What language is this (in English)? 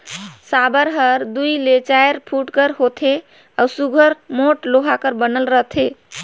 Chhattisgarhi